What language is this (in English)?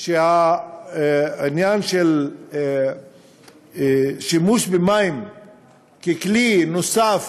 Hebrew